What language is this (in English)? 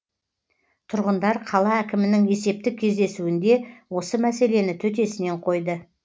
Kazakh